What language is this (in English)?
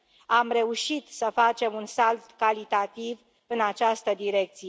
Romanian